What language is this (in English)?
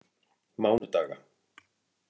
Icelandic